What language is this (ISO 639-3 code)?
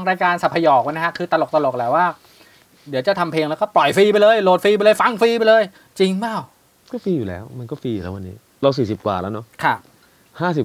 tha